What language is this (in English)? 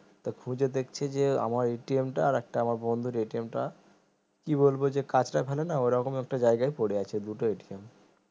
Bangla